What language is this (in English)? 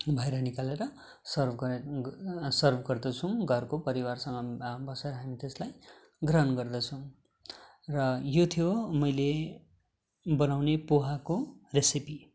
Nepali